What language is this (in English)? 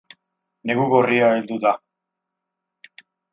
Basque